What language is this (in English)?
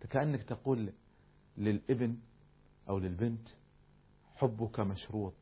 Arabic